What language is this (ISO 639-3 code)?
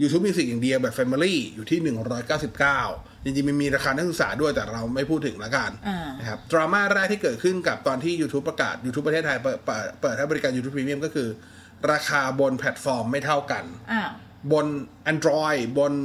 tha